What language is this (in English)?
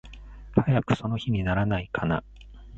Japanese